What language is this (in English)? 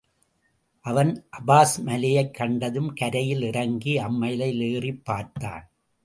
Tamil